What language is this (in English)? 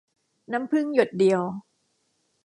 Thai